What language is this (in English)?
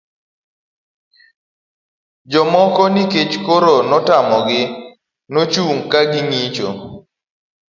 Luo (Kenya and Tanzania)